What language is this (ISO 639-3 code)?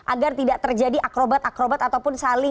ind